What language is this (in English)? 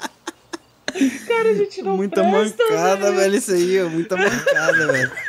Portuguese